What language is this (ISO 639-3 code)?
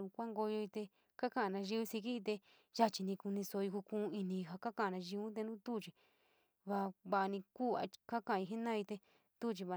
mig